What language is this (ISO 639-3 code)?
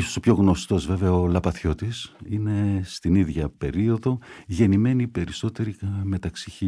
ell